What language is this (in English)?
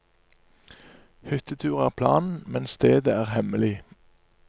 Norwegian